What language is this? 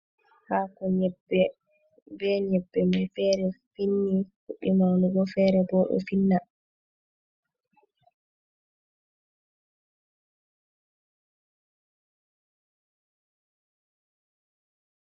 Fula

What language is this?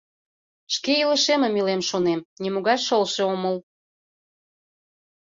Mari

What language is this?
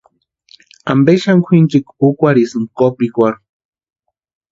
Western Highland Purepecha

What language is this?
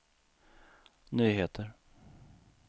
Swedish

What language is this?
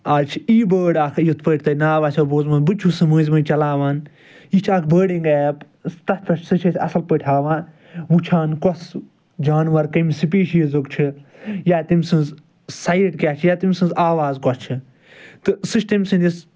Kashmiri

